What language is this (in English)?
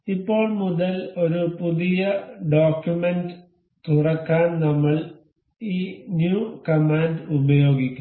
Malayalam